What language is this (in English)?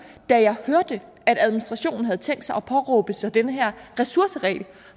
Danish